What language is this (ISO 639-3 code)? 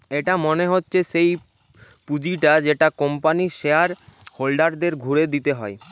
ben